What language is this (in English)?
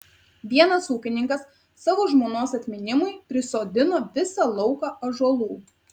Lithuanian